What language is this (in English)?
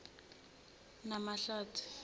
Zulu